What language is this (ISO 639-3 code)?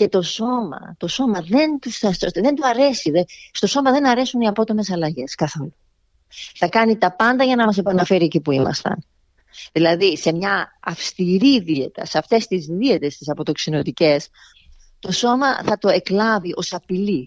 ell